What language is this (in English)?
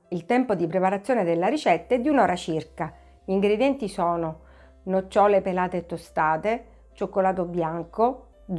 Italian